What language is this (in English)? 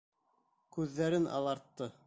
Bashkir